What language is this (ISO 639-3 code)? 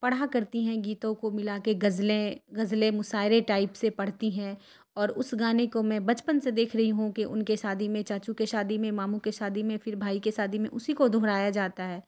urd